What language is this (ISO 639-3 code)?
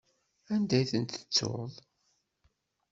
kab